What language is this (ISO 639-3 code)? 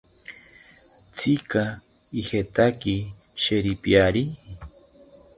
cpy